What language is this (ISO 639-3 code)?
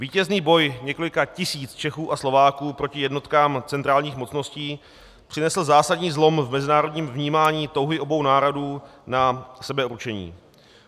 ces